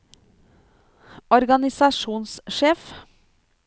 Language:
Norwegian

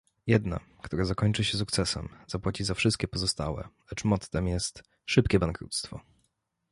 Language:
Polish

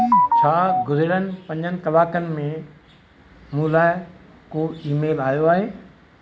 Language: Sindhi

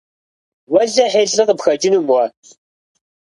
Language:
Kabardian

